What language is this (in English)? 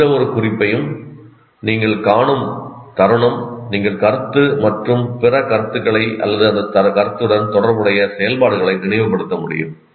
Tamil